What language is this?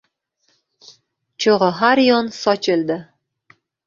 Uzbek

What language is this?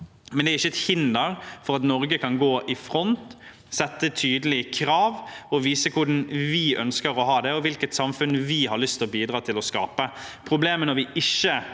Norwegian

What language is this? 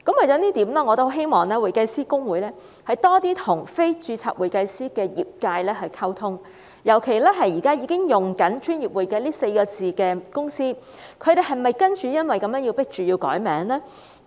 Cantonese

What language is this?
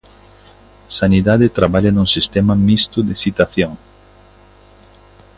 Galician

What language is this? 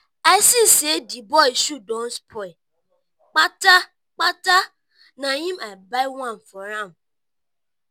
Nigerian Pidgin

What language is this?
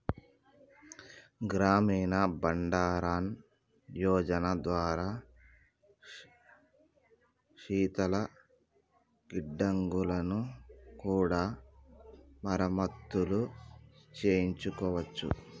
Telugu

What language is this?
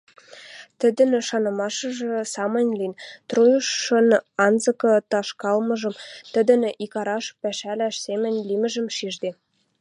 Western Mari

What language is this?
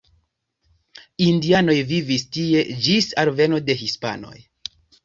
Esperanto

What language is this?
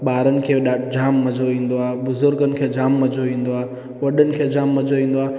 Sindhi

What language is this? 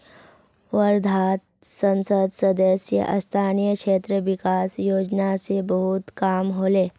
Magahi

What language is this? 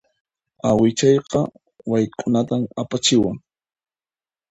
Puno Quechua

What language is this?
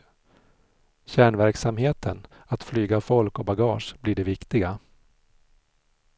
Swedish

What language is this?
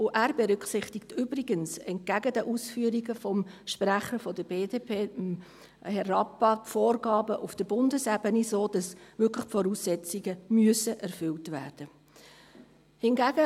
Swiss German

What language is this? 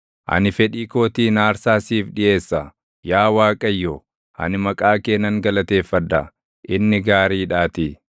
Oromo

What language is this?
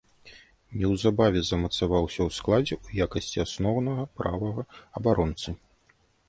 Belarusian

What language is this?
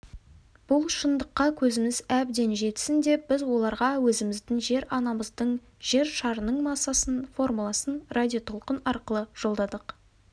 Kazakh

